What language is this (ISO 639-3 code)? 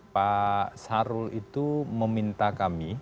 ind